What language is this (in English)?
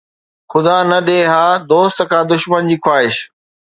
Sindhi